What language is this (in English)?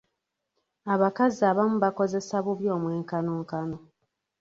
Ganda